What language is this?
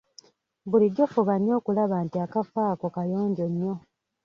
Ganda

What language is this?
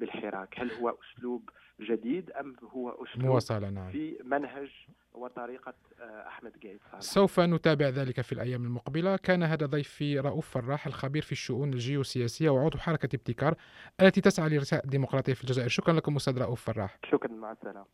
Arabic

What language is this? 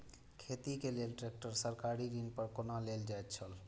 Maithili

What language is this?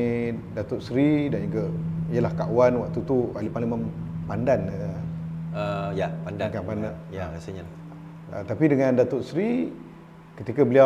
Malay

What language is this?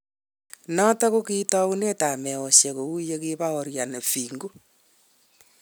Kalenjin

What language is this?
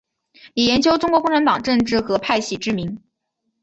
Chinese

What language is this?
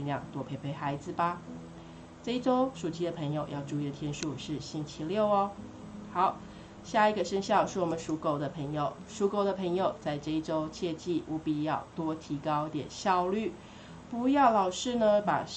Chinese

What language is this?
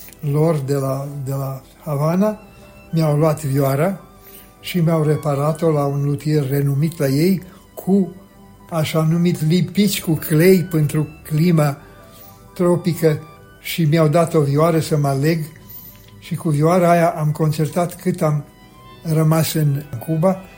Romanian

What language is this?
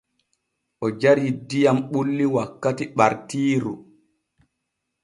Borgu Fulfulde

